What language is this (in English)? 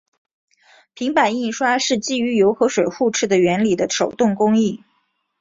Chinese